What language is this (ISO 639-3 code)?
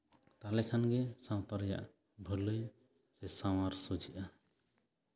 sat